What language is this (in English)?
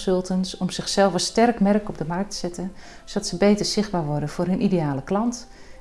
Dutch